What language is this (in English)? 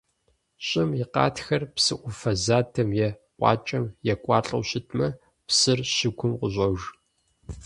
Kabardian